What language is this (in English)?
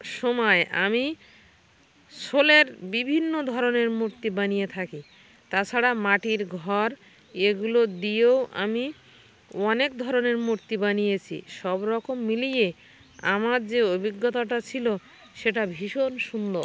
Bangla